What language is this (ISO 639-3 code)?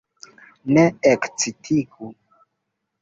epo